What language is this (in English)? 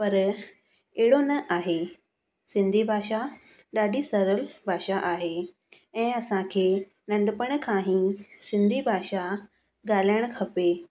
Sindhi